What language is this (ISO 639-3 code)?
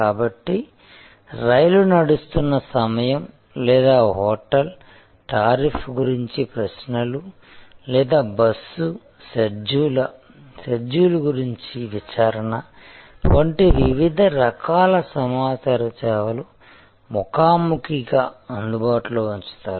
tel